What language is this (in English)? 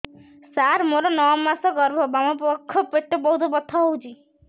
Odia